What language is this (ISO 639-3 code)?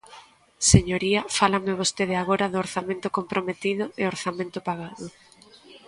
glg